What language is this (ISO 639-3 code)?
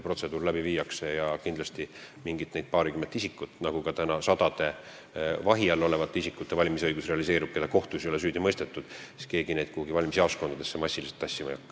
est